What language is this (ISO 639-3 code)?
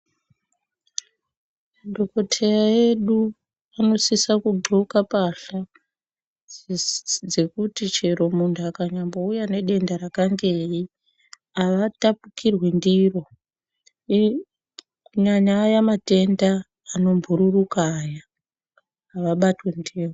ndc